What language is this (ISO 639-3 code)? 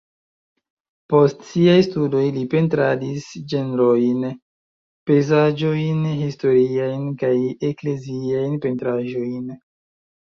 epo